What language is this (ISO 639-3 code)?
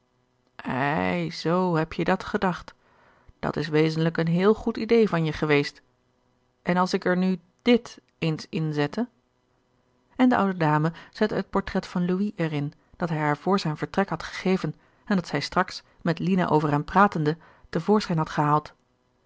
nld